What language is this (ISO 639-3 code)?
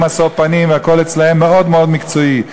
heb